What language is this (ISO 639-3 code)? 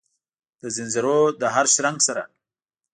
pus